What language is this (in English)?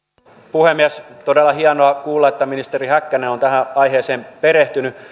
Finnish